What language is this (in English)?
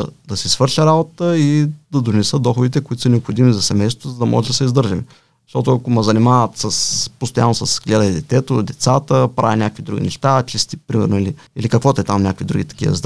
Bulgarian